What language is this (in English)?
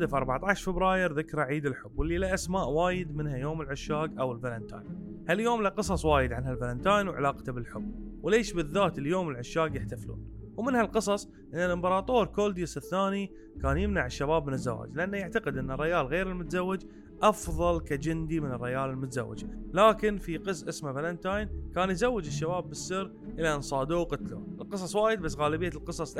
Arabic